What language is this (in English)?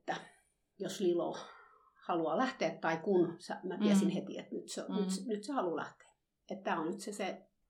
Finnish